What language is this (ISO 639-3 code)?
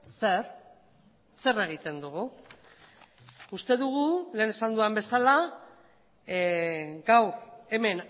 eus